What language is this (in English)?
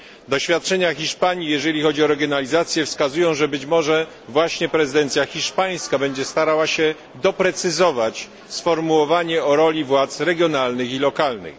Polish